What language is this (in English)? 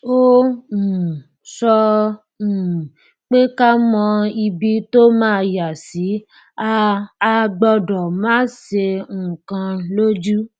Yoruba